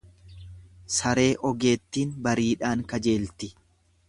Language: Oromo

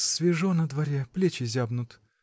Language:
Russian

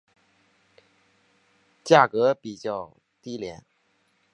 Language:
Chinese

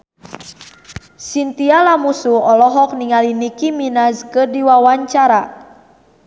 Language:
Sundanese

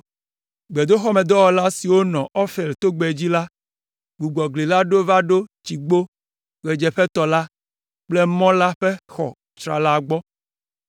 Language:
Ewe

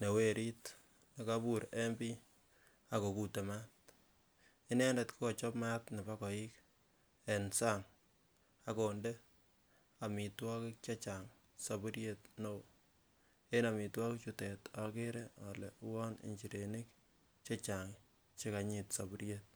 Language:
Kalenjin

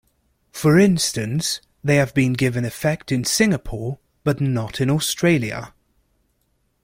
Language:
English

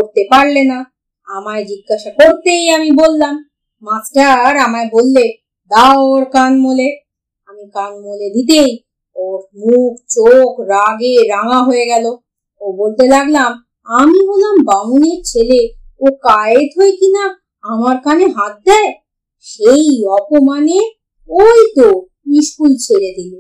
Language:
Bangla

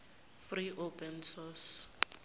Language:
Zulu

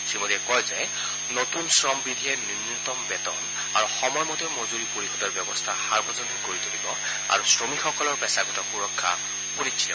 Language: Assamese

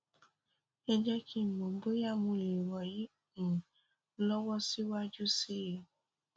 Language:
Yoruba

